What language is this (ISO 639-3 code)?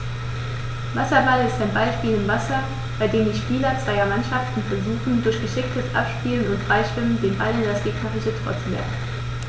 deu